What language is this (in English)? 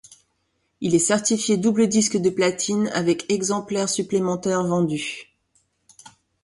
French